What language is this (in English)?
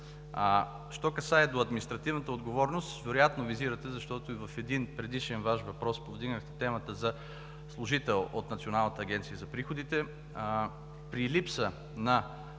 Bulgarian